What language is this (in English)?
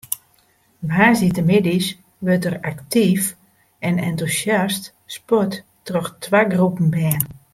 Western Frisian